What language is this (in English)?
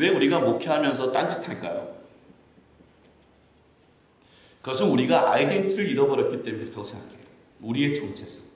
Korean